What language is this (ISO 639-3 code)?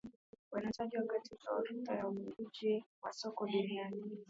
swa